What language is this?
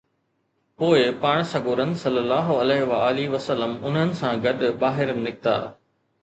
Sindhi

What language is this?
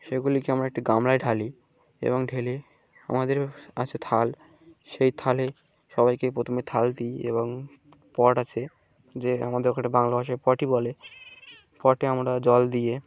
Bangla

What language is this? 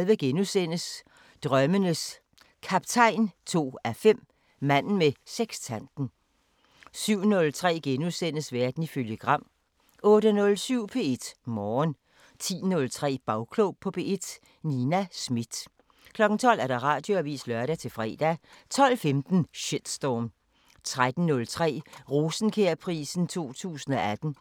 Danish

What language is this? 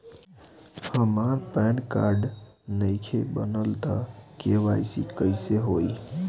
Bhojpuri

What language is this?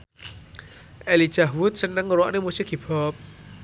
Javanese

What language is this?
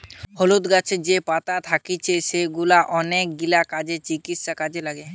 Bangla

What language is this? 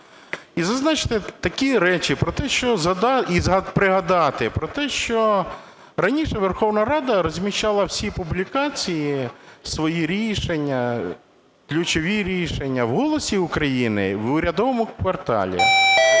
Ukrainian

